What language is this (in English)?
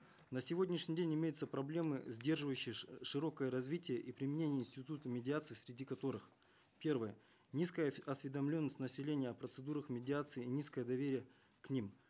Kazakh